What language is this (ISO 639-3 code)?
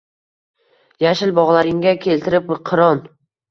uzb